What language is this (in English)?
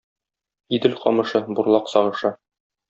Tatar